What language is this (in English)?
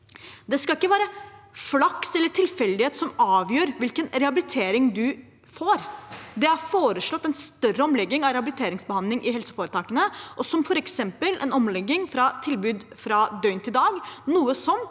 Norwegian